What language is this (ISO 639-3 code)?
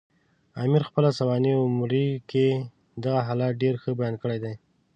pus